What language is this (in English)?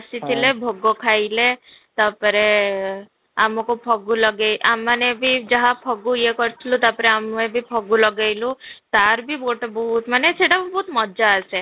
Odia